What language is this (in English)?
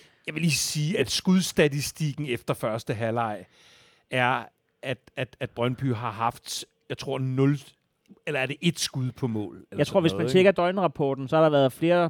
Danish